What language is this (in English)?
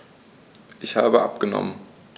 German